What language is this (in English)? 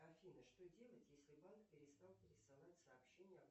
Russian